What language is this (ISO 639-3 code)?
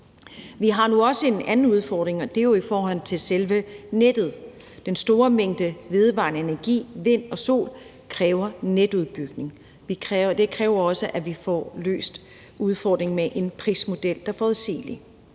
dan